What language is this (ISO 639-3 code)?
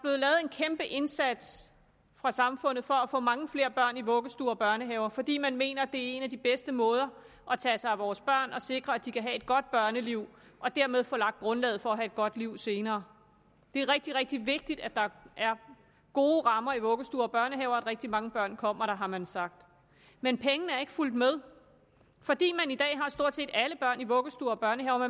dan